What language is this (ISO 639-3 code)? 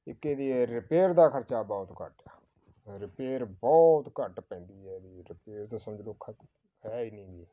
pan